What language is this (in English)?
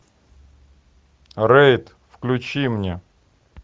Russian